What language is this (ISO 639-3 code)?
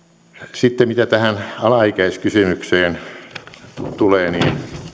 fin